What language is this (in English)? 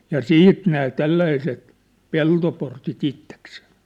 Finnish